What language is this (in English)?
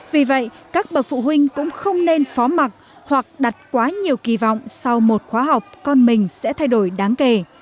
Vietnamese